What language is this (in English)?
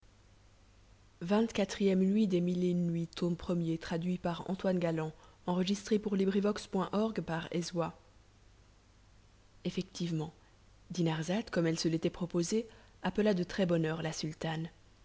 French